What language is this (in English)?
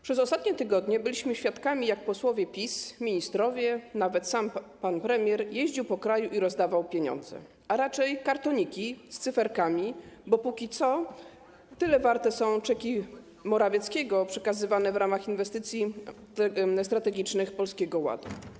Polish